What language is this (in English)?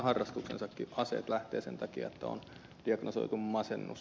Finnish